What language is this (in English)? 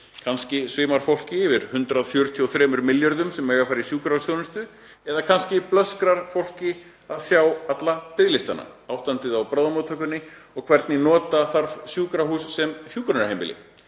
Icelandic